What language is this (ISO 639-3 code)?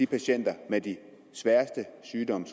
dan